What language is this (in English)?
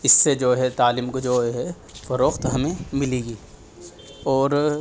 Urdu